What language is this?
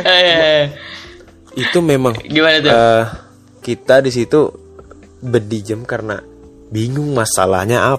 Indonesian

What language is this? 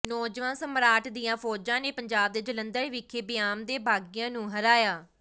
Punjabi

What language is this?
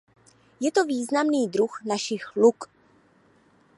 Czech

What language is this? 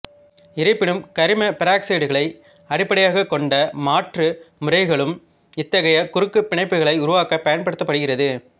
Tamil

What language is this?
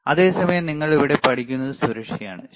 Malayalam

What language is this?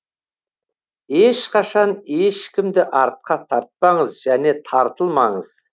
Kazakh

